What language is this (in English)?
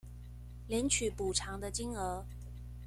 Chinese